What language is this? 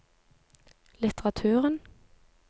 Norwegian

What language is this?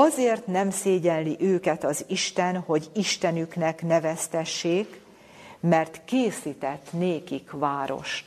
Hungarian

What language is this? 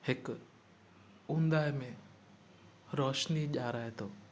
Sindhi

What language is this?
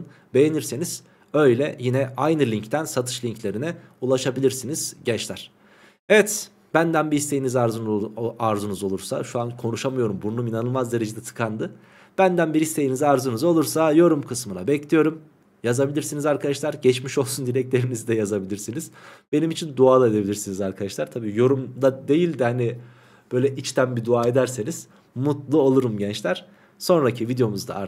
Turkish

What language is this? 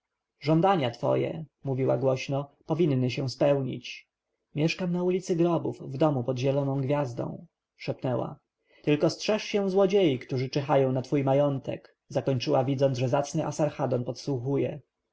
Polish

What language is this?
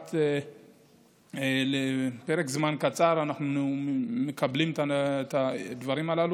Hebrew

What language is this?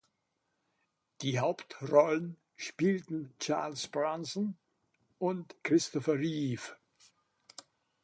German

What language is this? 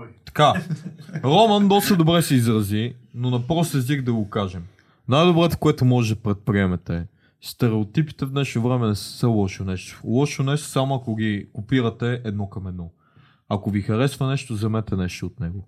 Bulgarian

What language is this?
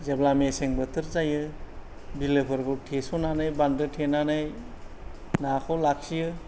Bodo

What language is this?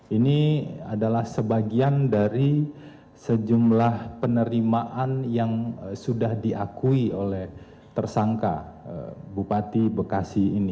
Indonesian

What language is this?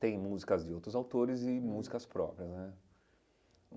Portuguese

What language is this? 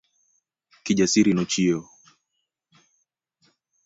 Luo (Kenya and Tanzania)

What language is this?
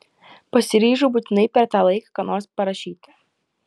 Lithuanian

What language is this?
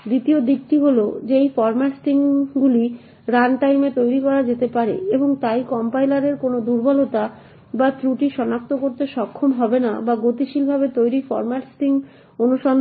Bangla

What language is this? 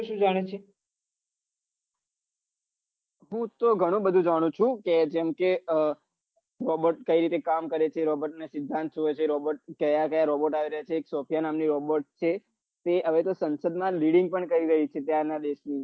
Gujarati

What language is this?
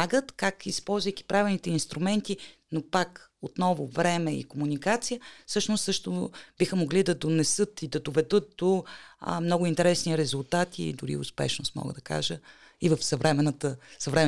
Bulgarian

